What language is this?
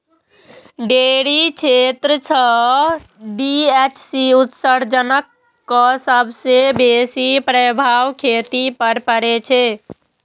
Maithili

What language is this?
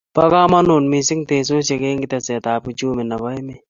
Kalenjin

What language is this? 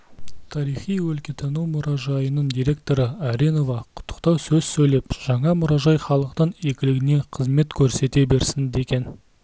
Kazakh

